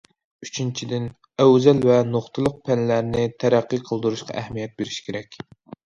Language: Uyghur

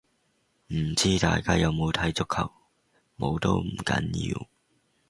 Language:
Cantonese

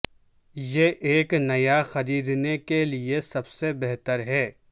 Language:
Urdu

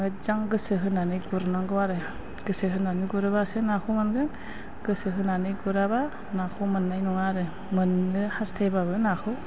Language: Bodo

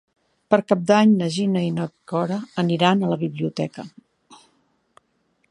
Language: Catalan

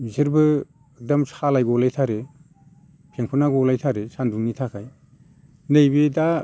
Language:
Bodo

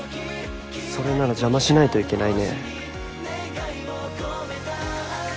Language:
Japanese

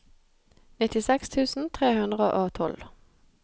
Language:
Norwegian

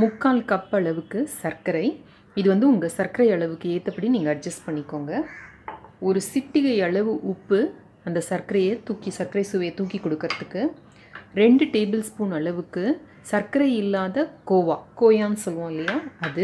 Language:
Tamil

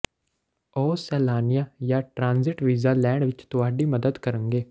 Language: Punjabi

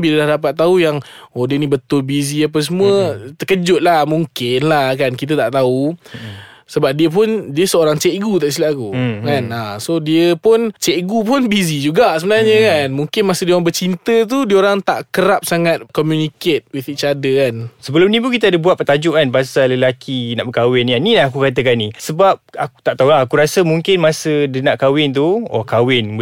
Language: Malay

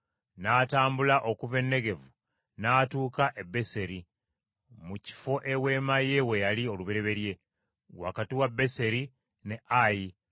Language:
Ganda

